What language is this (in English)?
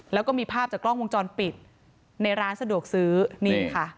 Thai